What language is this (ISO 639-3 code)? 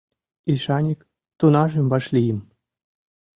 chm